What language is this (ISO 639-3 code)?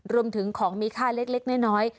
tha